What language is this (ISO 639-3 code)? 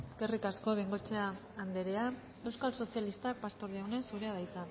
eus